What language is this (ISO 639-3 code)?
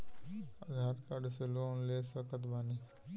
bho